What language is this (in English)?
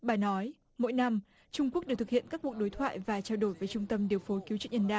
Vietnamese